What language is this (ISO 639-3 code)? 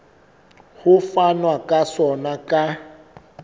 sot